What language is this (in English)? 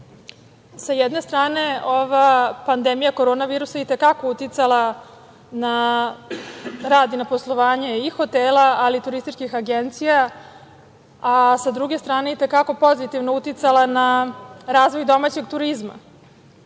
Serbian